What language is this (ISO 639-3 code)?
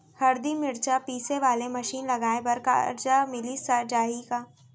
hne